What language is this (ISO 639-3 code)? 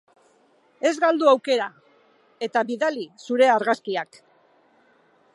eus